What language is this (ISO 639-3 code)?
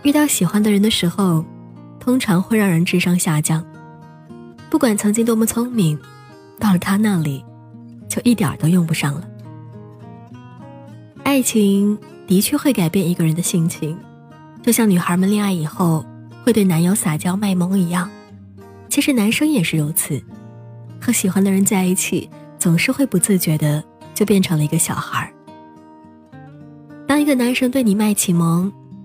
zho